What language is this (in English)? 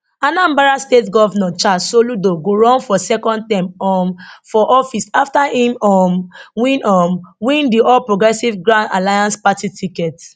Nigerian Pidgin